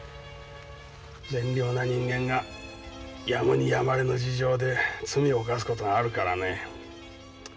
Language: Japanese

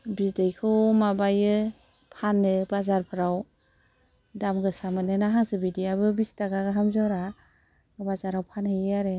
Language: Bodo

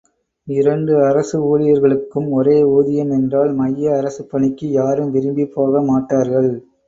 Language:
Tamil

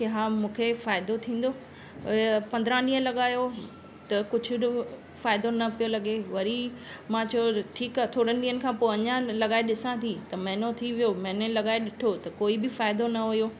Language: Sindhi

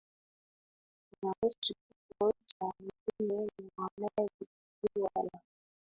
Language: Swahili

